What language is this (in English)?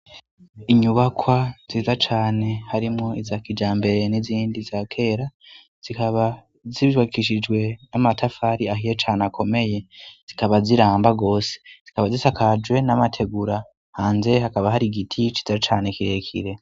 Rundi